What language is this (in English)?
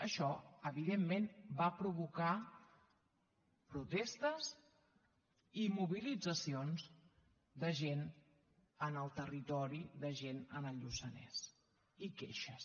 Catalan